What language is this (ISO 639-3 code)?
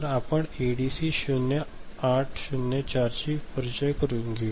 mar